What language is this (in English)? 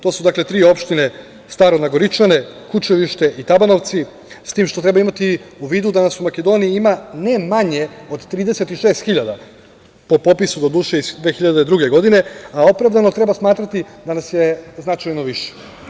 Serbian